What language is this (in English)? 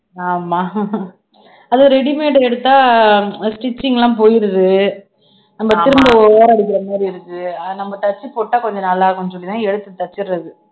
Tamil